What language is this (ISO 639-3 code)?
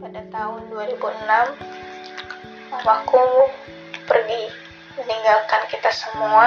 ind